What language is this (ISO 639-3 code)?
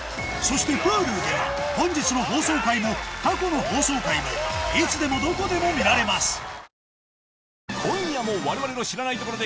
jpn